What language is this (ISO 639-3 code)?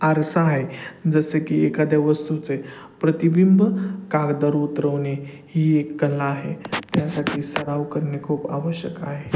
mar